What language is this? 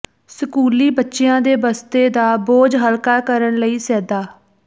Punjabi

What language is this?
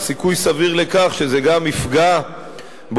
Hebrew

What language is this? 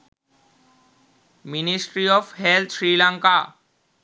Sinhala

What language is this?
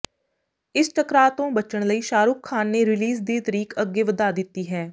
Punjabi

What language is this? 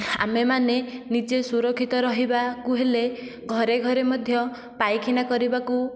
Odia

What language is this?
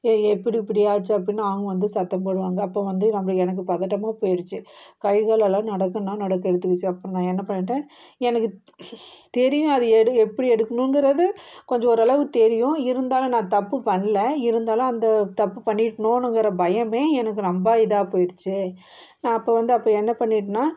Tamil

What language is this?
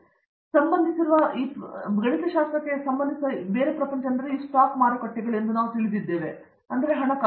Kannada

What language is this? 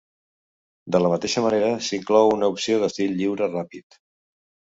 Catalan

